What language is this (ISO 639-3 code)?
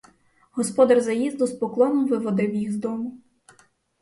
ukr